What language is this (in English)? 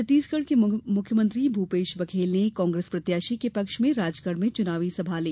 Hindi